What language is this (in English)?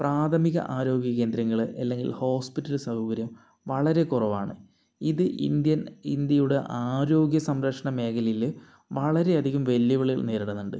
Malayalam